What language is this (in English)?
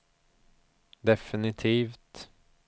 Swedish